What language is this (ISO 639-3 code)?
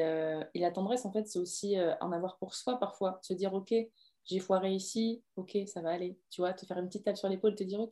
fra